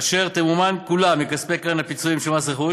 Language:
Hebrew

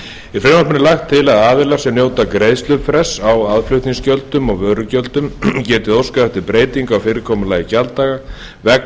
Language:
Icelandic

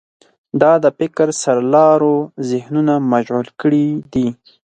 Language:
Pashto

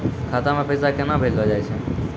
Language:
Maithili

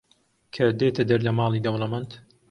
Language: Central Kurdish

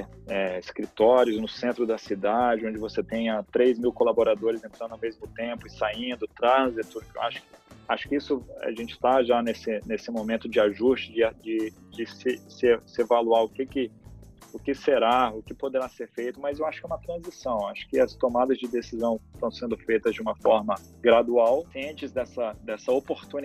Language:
Portuguese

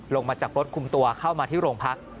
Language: Thai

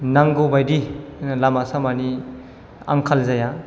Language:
Bodo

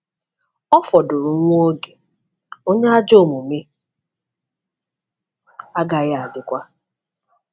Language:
Igbo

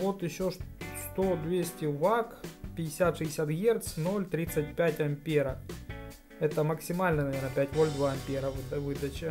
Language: Russian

